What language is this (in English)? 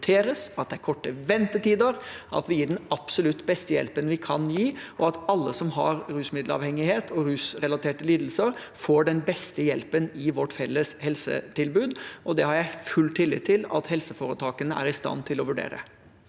Norwegian